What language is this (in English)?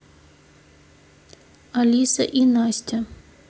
Russian